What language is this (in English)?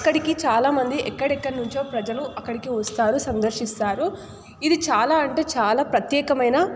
Telugu